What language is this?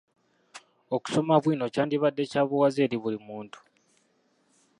Ganda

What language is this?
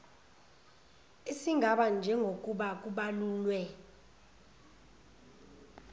Zulu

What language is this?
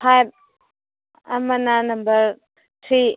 Manipuri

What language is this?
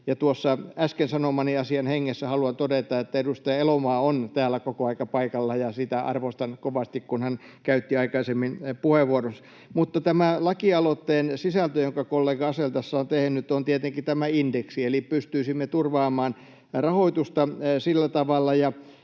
Finnish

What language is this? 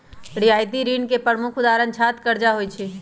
Magahi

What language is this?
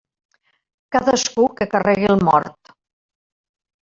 Catalan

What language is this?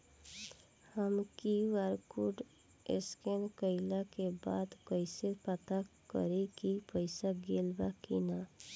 Bhojpuri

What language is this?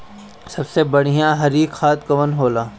Bhojpuri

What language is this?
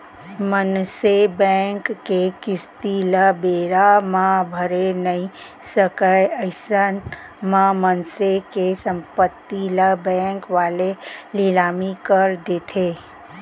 Chhattisgarhi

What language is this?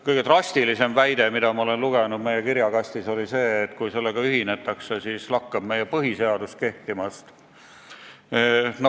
Estonian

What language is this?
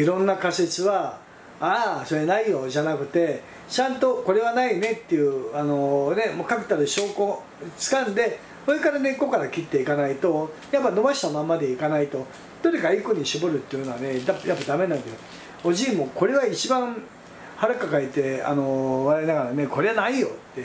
Japanese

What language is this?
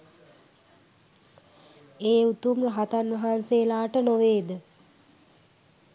Sinhala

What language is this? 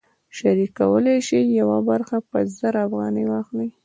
Pashto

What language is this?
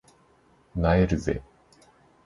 Japanese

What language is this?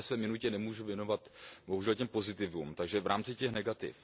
Czech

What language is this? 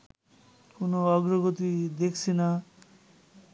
Bangla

